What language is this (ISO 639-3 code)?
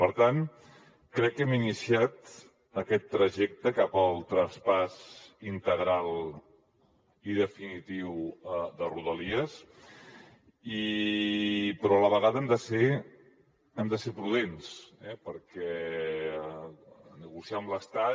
cat